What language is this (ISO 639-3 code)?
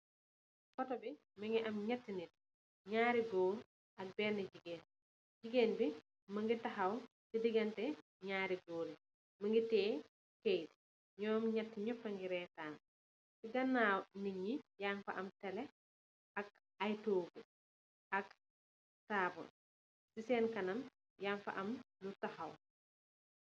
wol